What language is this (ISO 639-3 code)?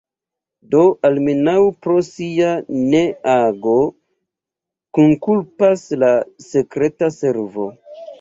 epo